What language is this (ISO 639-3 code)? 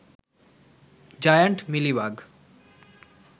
ben